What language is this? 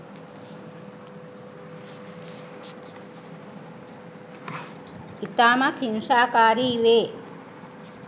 Sinhala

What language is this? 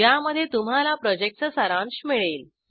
Marathi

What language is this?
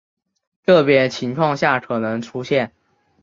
Chinese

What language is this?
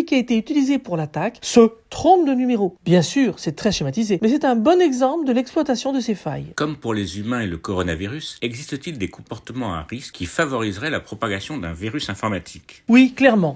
French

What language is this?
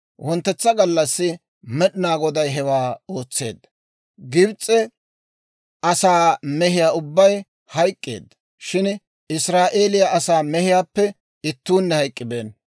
Dawro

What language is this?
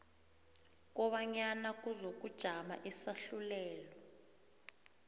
South Ndebele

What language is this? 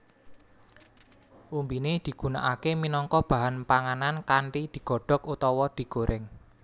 Javanese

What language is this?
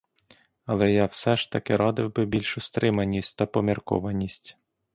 Ukrainian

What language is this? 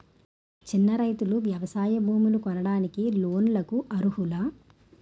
Telugu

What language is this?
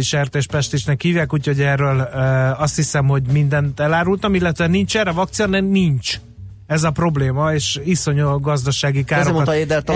Hungarian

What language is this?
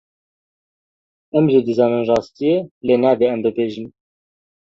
Kurdish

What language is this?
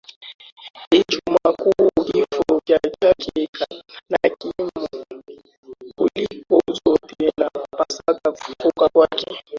Swahili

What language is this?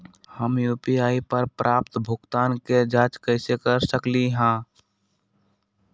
Magahi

